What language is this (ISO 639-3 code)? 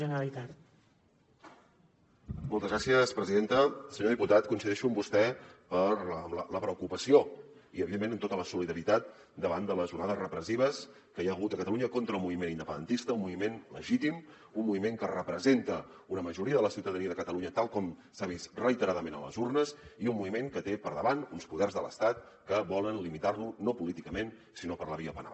cat